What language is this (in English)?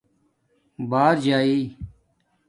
Domaaki